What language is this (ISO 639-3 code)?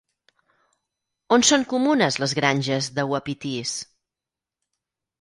cat